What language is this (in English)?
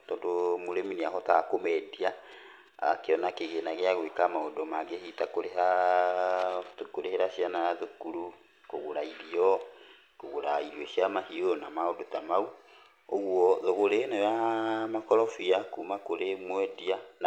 Kikuyu